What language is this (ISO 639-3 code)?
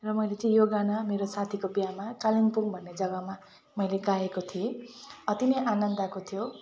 nep